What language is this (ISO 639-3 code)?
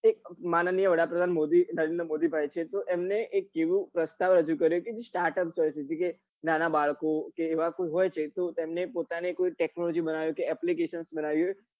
guj